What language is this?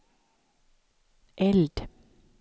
Swedish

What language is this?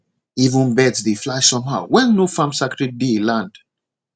Nigerian Pidgin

